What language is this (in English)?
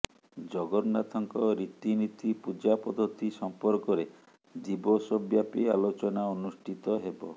Odia